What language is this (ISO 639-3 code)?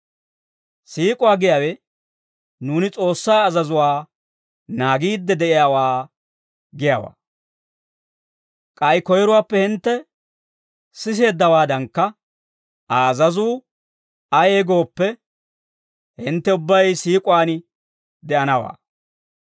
dwr